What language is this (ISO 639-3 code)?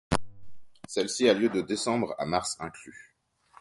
fra